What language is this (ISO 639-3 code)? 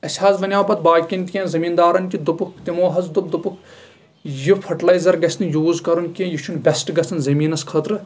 kas